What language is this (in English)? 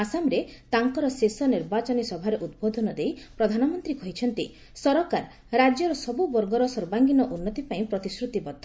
Odia